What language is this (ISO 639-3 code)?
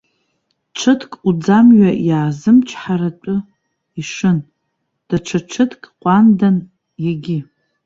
abk